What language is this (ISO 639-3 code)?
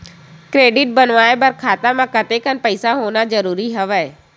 hne